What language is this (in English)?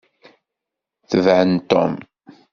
Kabyle